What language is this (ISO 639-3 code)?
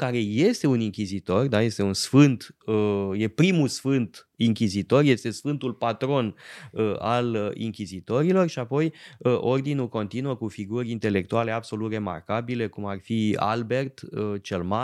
ron